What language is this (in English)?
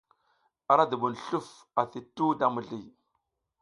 South Giziga